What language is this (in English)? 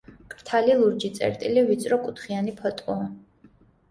Georgian